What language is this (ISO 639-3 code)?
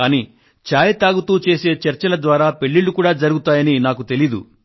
tel